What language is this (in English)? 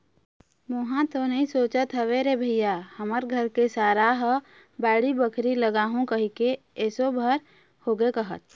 Chhattisgarhi